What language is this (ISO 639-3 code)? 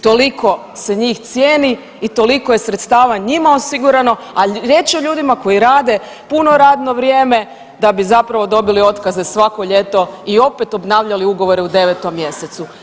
hrv